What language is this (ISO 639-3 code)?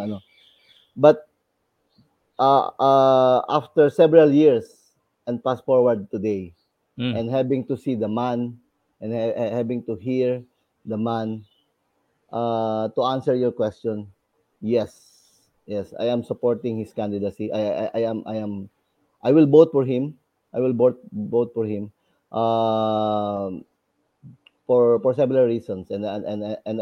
fil